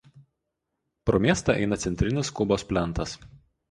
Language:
Lithuanian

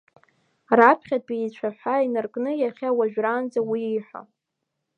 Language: Abkhazian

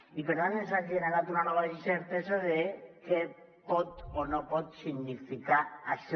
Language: Catalan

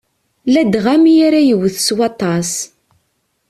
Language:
Kabyle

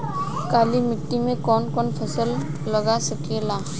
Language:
Bhojpuri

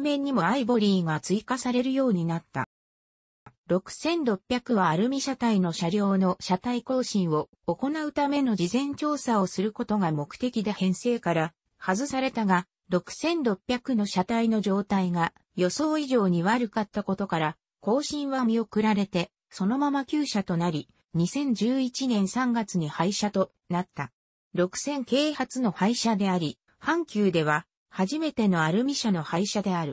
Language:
Japanese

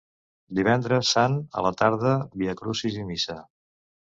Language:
Catalan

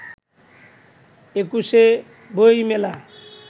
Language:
Bangla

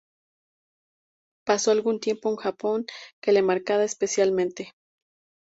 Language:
Spanish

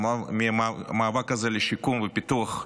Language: Hebrew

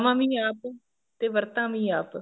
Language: Punjabi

